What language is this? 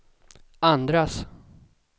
Swedish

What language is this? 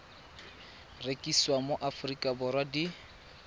Tswana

